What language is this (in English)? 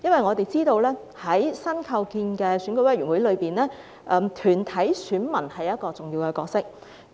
Cantonese